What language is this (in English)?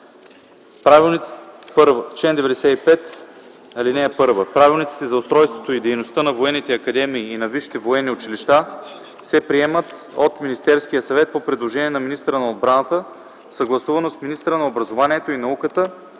Bulgarian